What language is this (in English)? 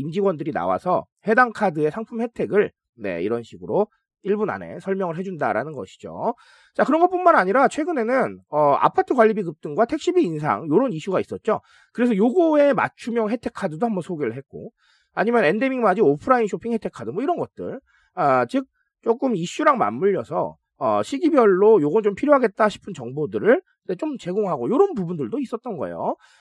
Korean